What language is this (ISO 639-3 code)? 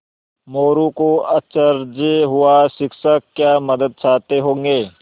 hin